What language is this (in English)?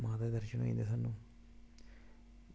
Dogri